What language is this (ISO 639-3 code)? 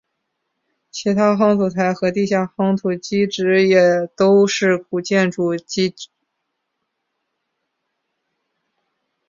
zho